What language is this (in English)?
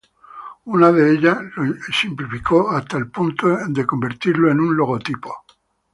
Spanish